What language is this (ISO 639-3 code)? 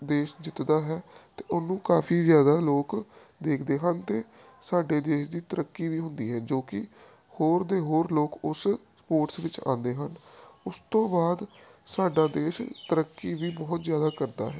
pan